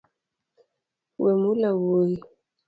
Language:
Luo (Kenya and Tanzania)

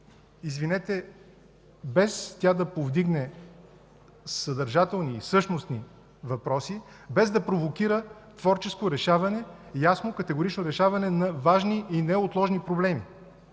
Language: Bulgarian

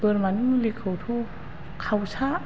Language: Bodo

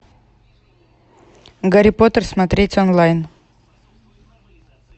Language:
Russian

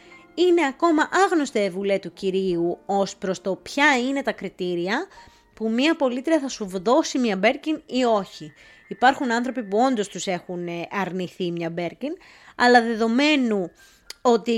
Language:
Greek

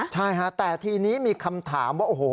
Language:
Thai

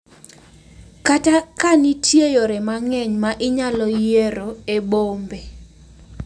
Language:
Luo (Kenya and Tanzania)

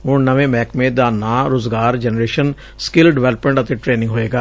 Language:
Punjabi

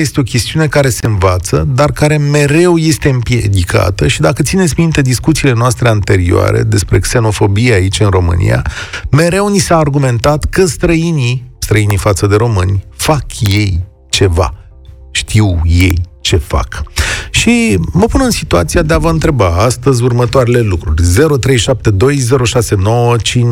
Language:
Romanian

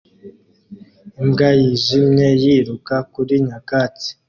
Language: Kinyarwanda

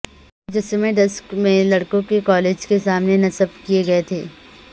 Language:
Urdu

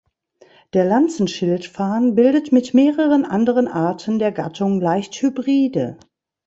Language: German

